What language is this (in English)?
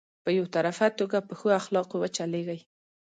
Pashto